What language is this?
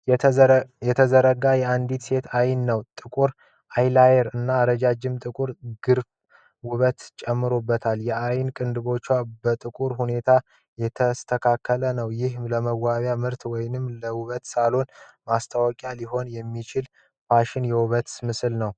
Amharic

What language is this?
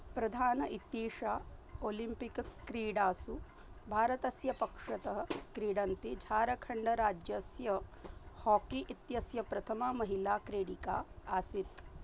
Sanskrit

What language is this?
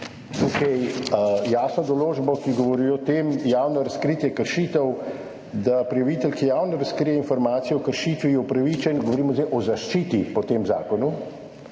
Slovenian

